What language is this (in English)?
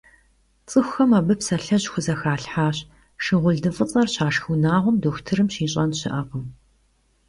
Kabardian